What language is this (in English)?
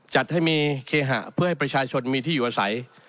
Thai